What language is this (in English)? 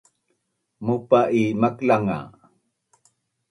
Bunun